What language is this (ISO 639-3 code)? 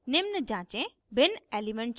hin